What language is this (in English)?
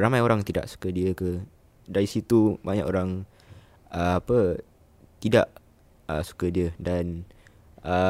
Malay